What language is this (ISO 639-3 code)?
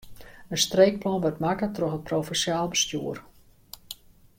fry